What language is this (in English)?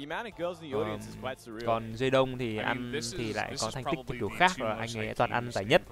Vietnamese